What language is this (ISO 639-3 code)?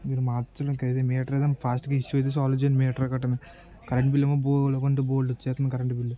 tel